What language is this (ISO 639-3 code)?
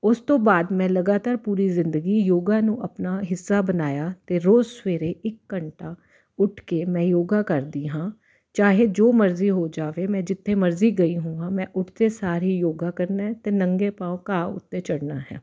pan